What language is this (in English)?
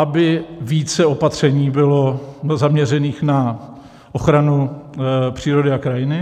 Czech